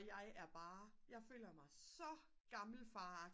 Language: Danish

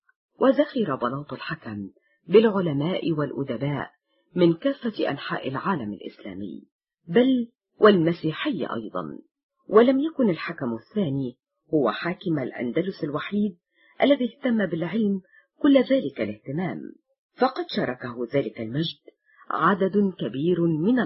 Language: Arabic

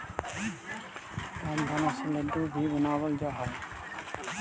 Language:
Magahi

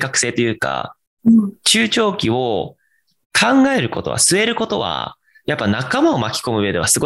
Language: Japanese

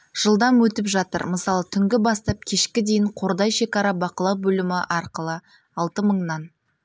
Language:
Kazakh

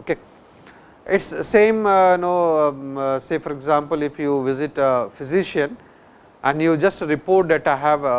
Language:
English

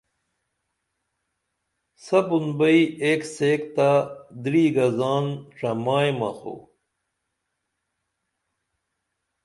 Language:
Dameli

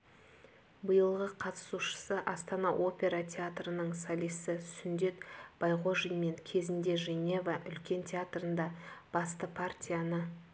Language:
Kazakh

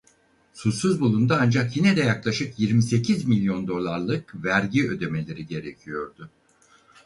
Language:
Turkish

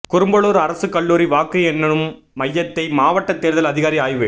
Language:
Tamil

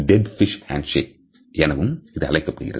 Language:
Tamil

